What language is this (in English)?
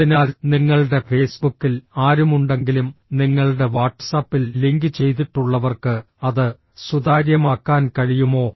Malayalam